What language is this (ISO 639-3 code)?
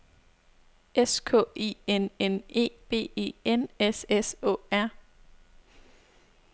dan